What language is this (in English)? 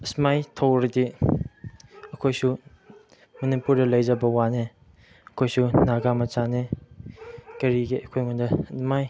Manipuri